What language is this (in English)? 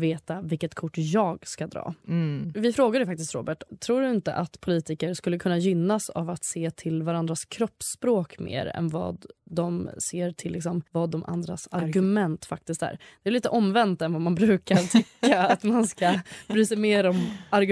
Swedish